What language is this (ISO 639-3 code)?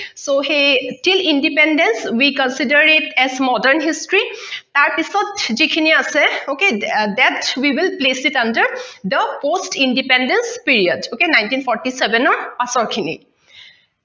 asm